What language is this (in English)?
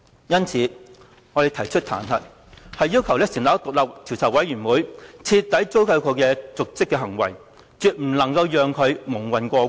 Cantonese